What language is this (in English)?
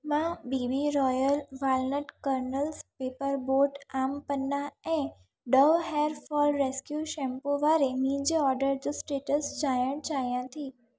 Sindhi